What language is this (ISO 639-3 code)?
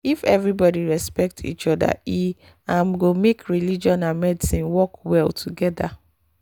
pcm